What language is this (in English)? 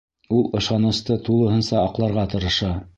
Bashkir